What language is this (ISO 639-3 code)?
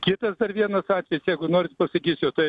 lit